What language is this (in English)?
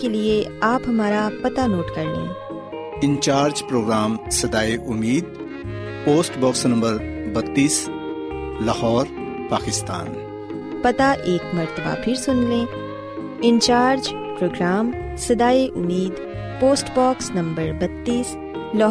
Urdu